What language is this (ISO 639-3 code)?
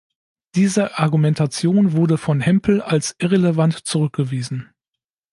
deu